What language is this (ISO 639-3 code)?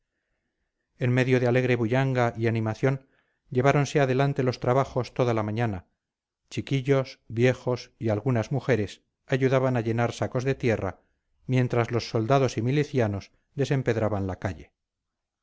spa